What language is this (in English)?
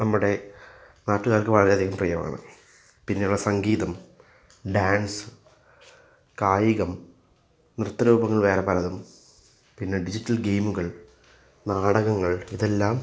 Malayalam